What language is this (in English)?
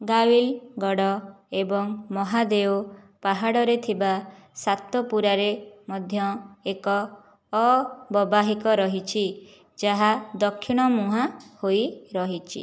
Odia